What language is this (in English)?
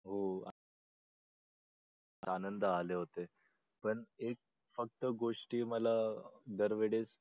Marathi